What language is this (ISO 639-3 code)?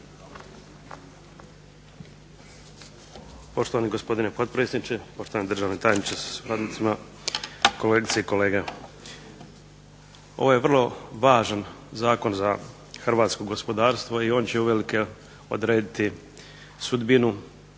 hrv